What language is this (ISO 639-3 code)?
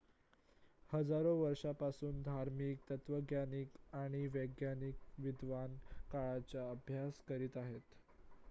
mar